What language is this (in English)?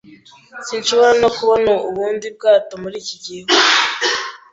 Kinyarwanda